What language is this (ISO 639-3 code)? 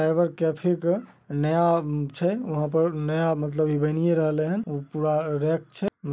mag